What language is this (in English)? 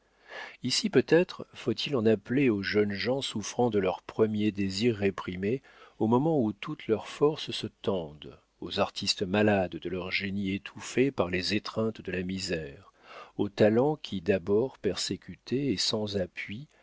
French